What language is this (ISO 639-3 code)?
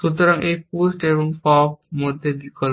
ben